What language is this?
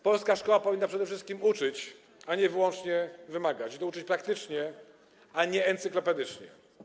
Polish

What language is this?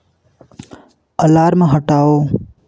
Hindi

